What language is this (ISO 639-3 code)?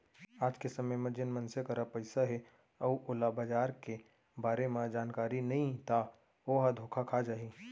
hne